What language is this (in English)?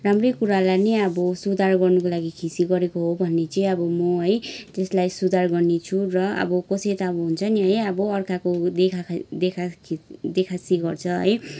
Nepali